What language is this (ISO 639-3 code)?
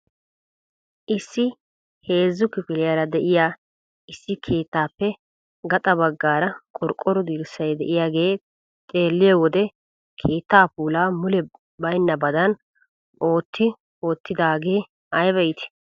wal